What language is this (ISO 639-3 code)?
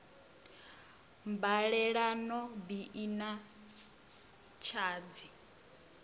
ven